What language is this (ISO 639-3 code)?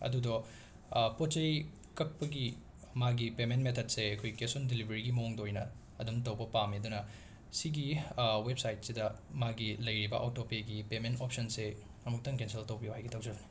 mni